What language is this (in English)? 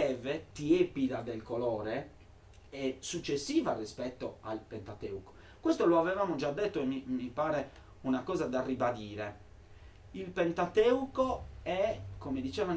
Italian